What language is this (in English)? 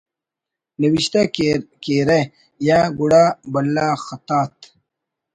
Brahui